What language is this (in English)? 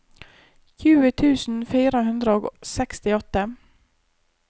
Norwegian